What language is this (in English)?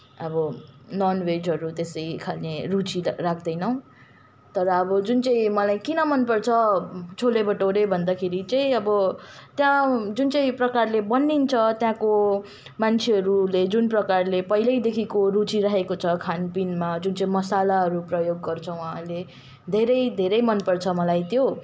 Nepali